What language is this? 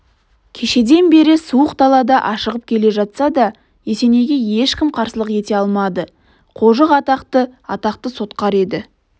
Kazakh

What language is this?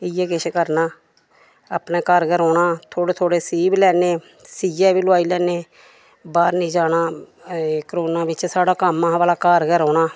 Dogri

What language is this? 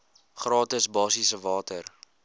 Afrikaans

